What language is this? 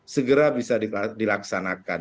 Indonesian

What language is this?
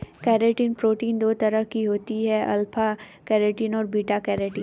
Hindi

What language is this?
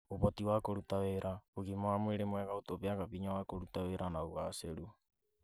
Kikuyu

